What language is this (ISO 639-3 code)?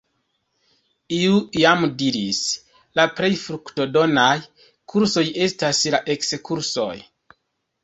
epo